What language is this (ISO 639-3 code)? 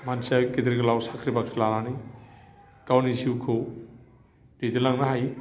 brx